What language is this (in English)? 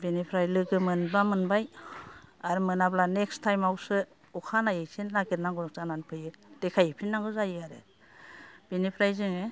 Bodo